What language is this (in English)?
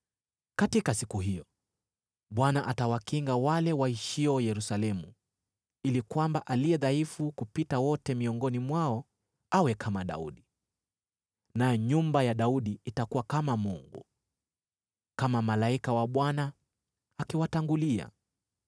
Swahili